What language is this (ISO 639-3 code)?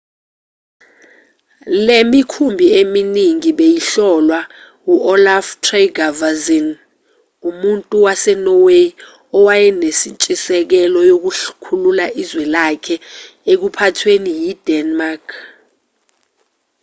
zul